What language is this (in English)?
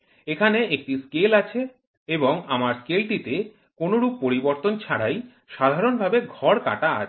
Bangla